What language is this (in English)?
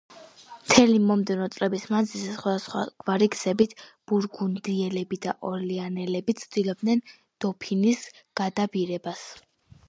Georgian